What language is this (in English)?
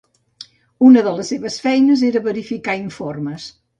Catalan